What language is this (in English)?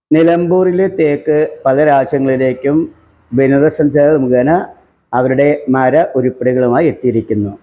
Malayalam